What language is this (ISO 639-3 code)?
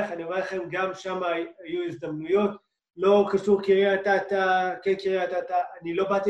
heb